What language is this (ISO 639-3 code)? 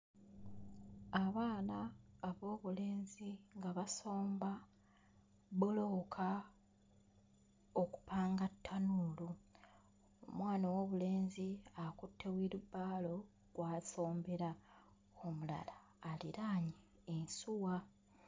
lug